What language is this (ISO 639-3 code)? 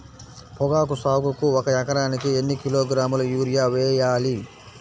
tel